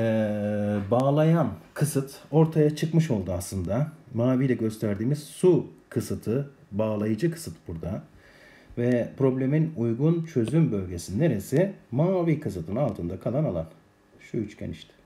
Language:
Turkish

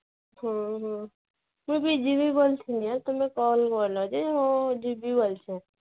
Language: Odia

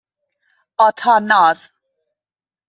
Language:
Persian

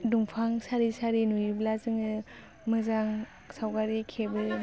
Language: Bodo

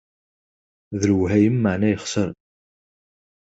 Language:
Kabyle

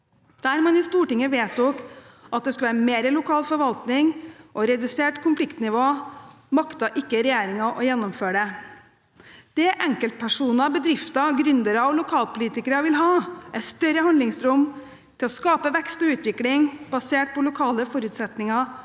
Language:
Norwegian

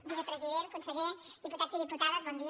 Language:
Catalan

